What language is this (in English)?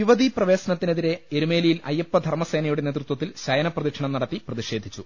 Malayalam